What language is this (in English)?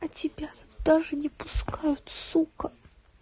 Russian